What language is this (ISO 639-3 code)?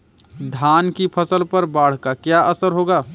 hin